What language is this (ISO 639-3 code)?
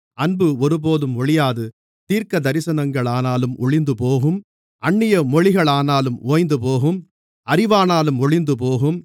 tam